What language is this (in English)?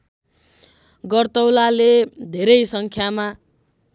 Nepali